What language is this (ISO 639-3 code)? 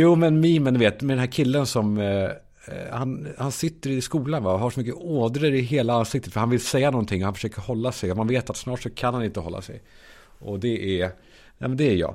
swe